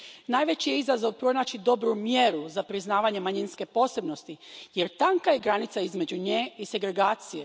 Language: Croatian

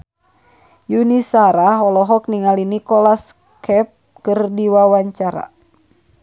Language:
Sundanese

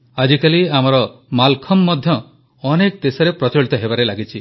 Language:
Odia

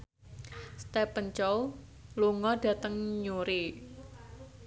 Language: Javanese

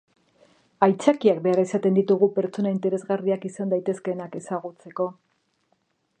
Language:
Basque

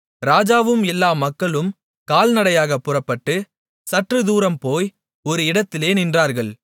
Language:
Tamil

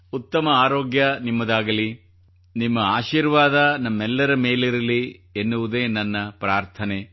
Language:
Kannada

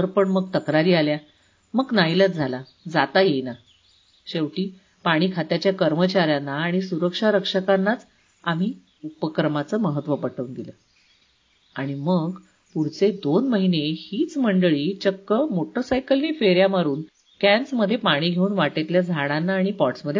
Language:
Marathi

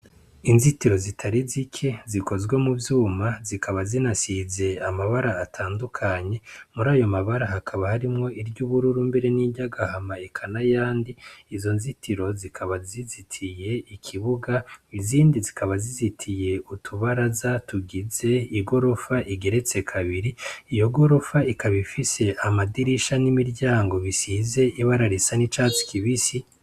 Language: Rundi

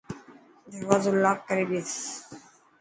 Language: Dhatki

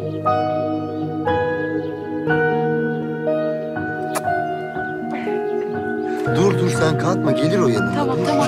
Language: Turkish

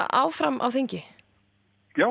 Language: Icelandic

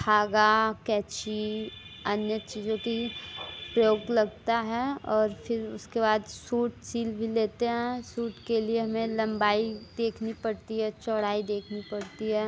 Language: Hindi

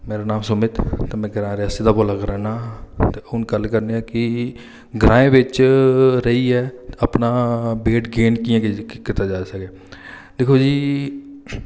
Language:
Dogri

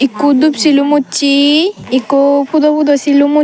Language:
Chakma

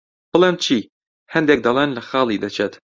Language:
Central Kurdish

